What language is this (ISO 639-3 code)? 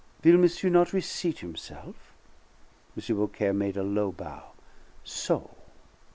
eng